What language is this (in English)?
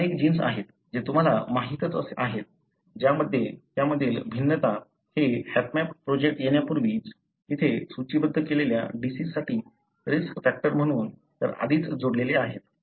Marathi